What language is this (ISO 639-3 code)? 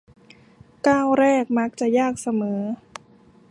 tha